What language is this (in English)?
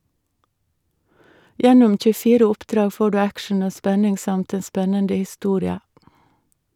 Norwegian